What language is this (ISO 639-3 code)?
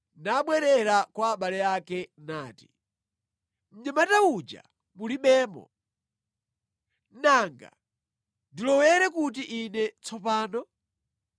nya